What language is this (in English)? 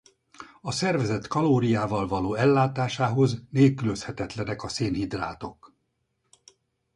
Hungarian